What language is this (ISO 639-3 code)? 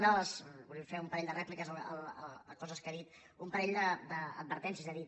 cat